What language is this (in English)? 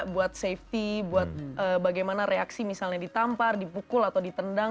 Indonesian